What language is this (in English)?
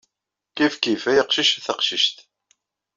Kabyle